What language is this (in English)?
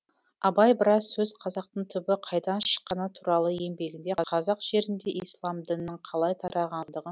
Kazakh